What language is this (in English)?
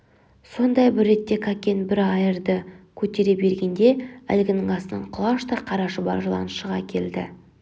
Kazakh